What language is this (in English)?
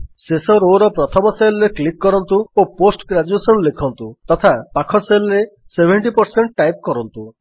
Odia